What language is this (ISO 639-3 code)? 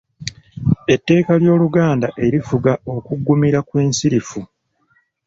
lug